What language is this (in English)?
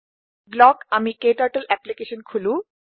Assamese